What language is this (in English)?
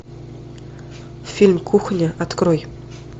Russian